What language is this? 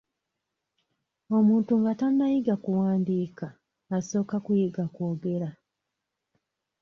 Ganda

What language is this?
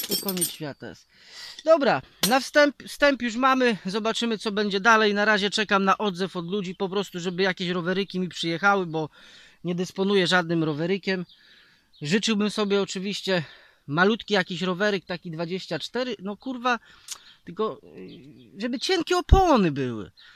Polish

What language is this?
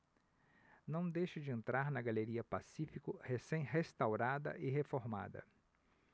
Portuguese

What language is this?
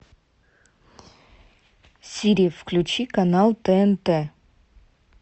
Russian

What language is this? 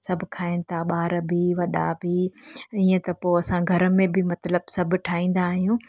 Sindhi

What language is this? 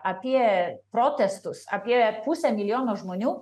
Lithuanian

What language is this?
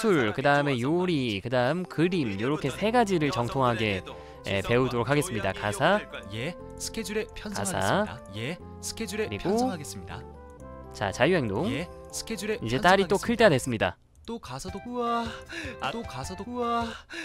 Korean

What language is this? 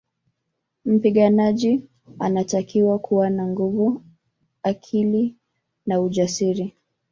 Swahili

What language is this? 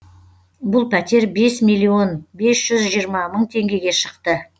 Kazakh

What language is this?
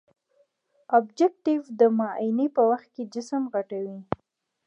Pashto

